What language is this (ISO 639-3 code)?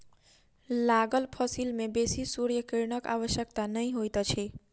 mai